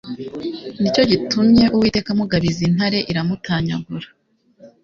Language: Kinyarwanda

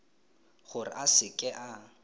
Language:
Tswana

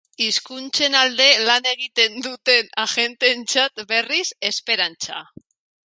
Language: Basque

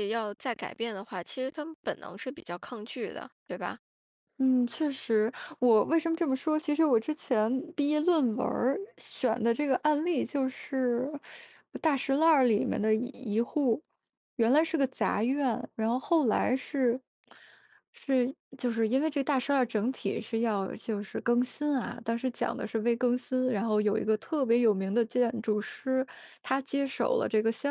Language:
Chinese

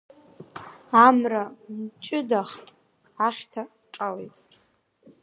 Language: Abkhazian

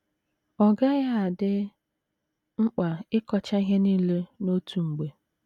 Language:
Igbo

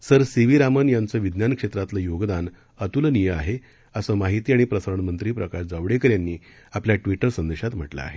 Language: Marathi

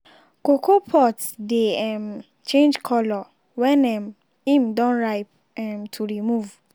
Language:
Nigerian Pidgin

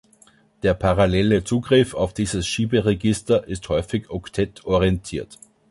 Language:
German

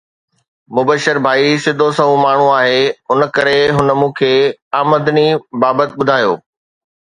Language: Sindhi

